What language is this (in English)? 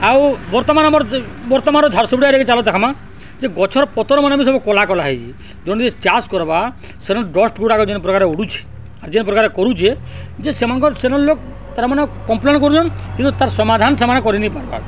Odia